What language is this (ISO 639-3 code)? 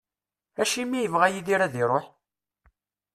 kab